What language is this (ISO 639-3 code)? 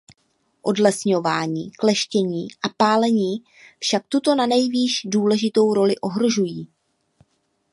ces